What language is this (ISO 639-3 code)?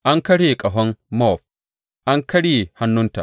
hau